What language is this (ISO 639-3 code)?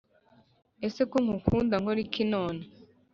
kin